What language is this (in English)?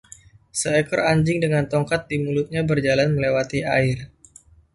Indonesian